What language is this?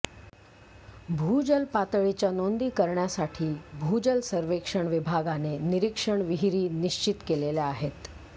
Marathi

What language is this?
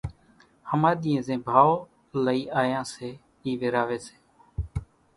Kachi Koli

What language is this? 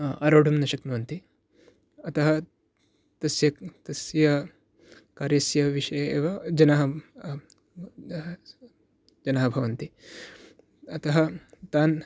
Sanskrit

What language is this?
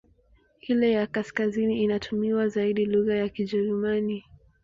Swahili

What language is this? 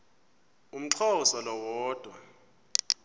Xhosa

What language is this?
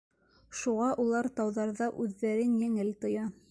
Bashkir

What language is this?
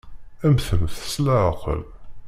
Kabyle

